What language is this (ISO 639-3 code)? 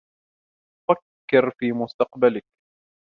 ara